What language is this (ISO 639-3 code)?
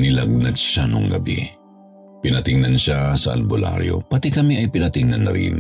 fil